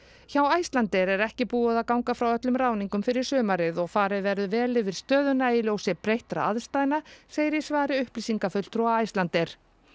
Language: Icelandic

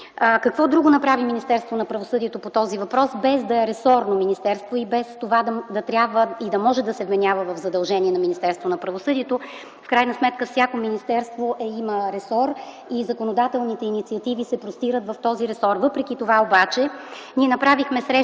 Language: Bulgarian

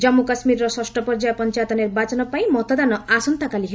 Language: Odia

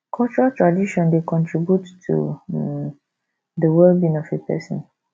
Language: Nigerian Pidgin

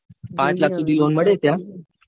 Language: Gujarati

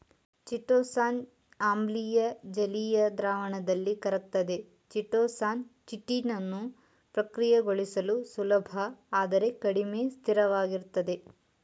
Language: Kannada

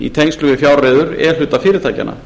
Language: Icelandic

